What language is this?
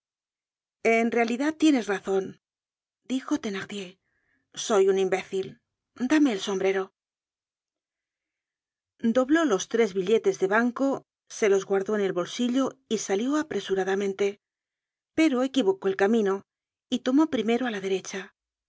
Spanish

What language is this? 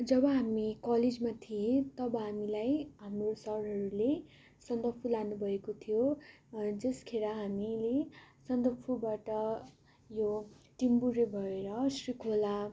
Nepali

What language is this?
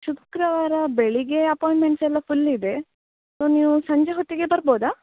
Kannada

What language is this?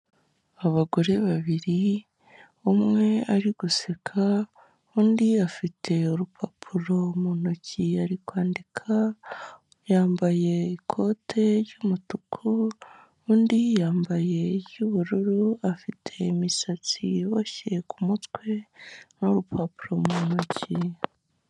Kinyarwanda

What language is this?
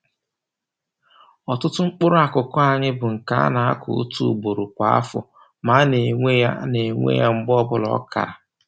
Igbo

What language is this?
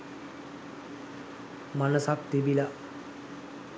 Sinhala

